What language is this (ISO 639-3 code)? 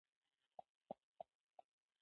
pus